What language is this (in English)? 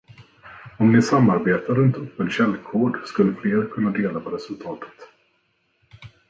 Swedish